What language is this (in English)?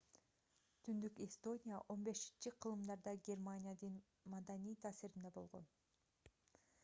Kyrgyz